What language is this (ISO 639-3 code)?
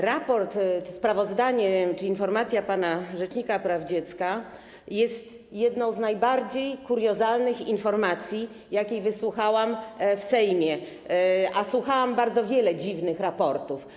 pol